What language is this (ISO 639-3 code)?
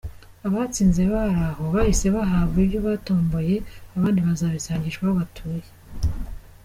kin